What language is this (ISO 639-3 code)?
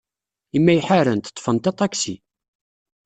kab